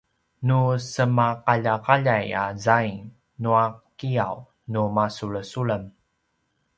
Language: Paiwan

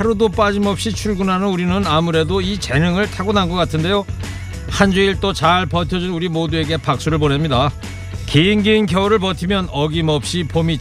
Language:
Korean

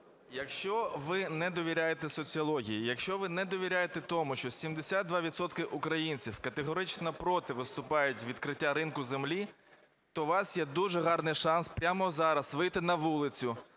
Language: Ukrainian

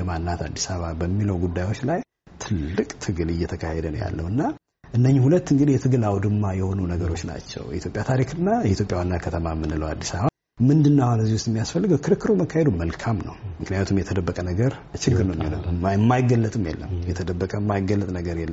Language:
Amharic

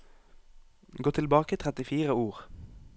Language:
Norwegian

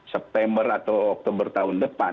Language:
Indonesian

